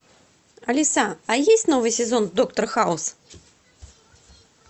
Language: Russian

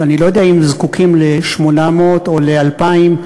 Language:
Hebrew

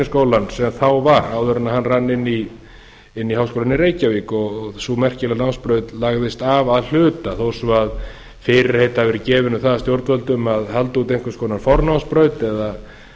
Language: Icelandic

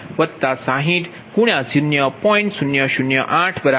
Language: Gujarati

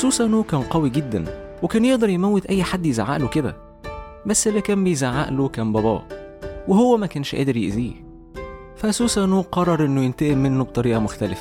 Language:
Arabic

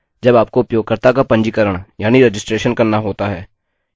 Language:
Hindi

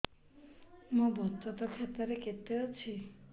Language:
Odia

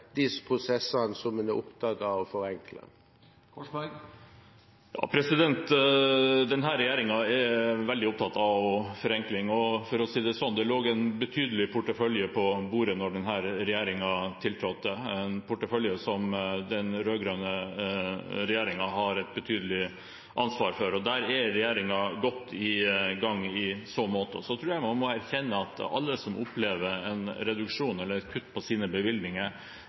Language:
Norwegian Bokmål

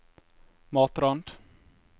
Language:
Norwegian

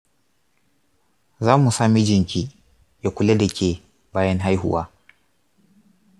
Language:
Hausa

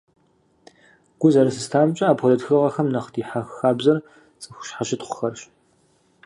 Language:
Kabardian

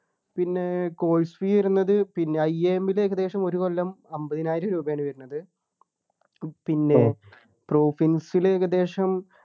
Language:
Malayalam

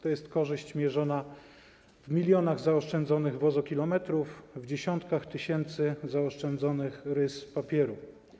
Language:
Polish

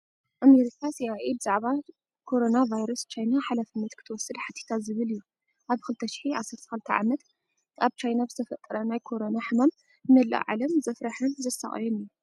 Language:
Tigrinya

